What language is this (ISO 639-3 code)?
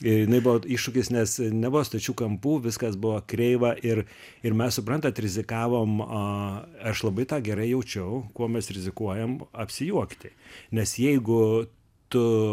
lit